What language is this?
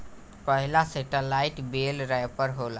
Bhojpuri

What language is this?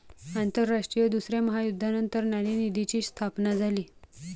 Marathi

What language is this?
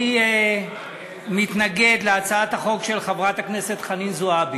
Hebrew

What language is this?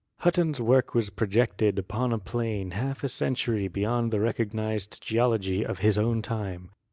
English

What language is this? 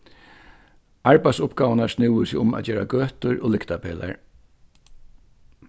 Faroese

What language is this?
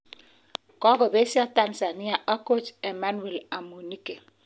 Kalenjin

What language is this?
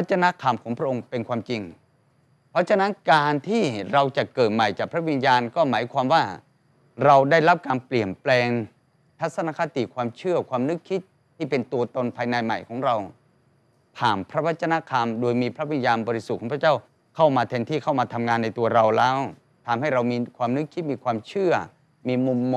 Thai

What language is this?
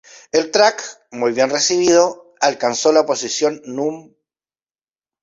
Spanish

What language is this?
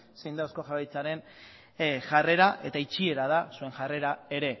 Basque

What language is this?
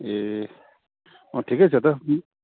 Nepali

